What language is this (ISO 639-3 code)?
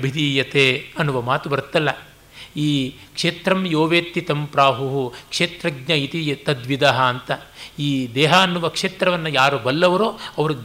kan